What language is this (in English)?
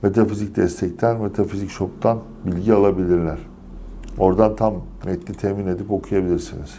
Turkish